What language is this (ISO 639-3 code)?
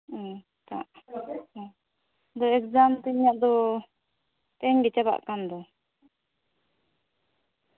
sat